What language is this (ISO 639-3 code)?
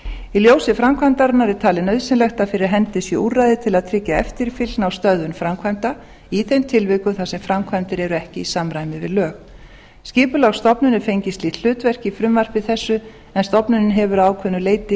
isl